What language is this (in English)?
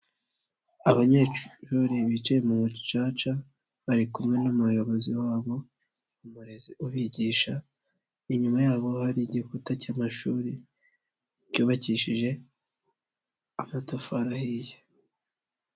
Kinyarwanda